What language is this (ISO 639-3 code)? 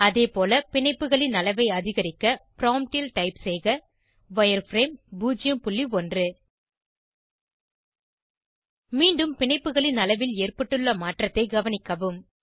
tam